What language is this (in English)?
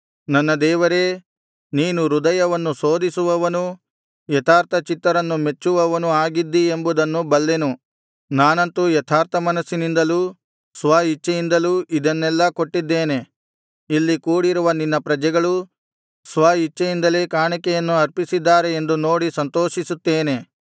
Kannada